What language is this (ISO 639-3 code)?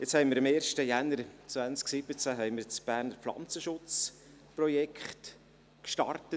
gsw